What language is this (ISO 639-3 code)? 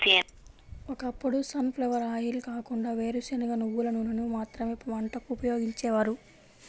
tel